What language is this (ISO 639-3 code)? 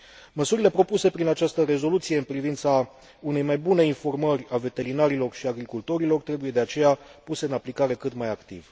ron